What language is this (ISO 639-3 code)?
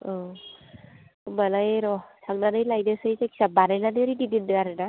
brx